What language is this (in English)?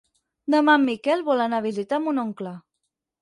Catalan